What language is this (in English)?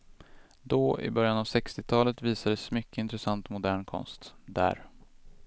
Swedish